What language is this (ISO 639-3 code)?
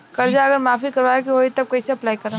bho